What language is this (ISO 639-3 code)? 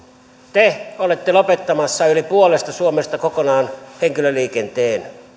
fin